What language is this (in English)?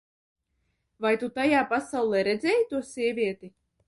Latvian